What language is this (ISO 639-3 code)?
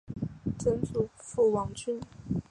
zho